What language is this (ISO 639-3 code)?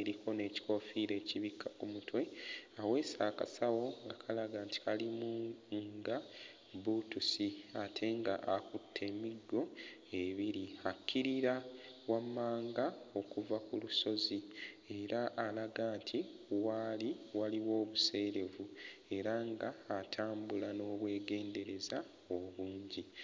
lug